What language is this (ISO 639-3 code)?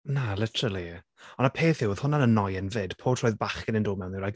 cym